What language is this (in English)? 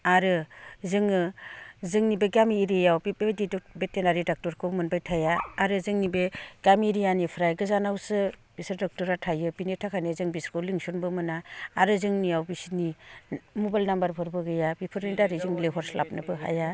Bodo